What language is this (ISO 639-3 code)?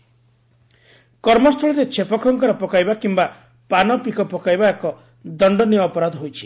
ori